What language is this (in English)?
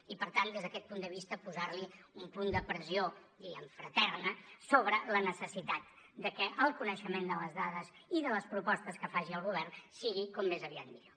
Catalan